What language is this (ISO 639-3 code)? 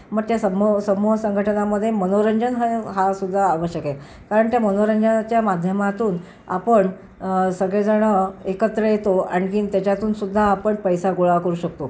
mar